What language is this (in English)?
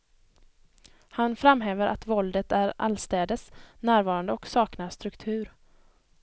Swedish